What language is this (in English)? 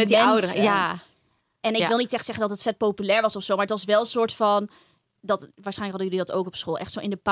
Dutch